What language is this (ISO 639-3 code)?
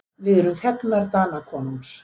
isl